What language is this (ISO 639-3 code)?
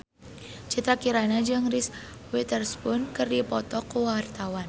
sun